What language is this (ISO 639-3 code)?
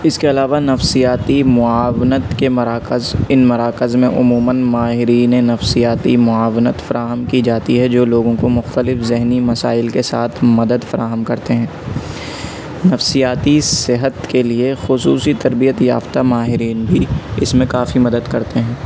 urd